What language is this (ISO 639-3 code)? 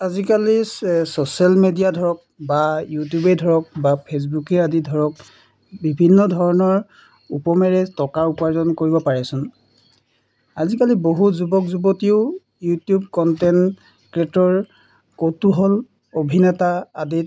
asm